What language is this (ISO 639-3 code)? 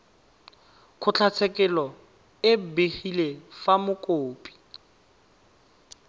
tsn